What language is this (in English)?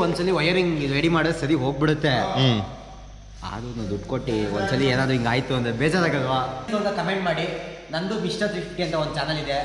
Kannada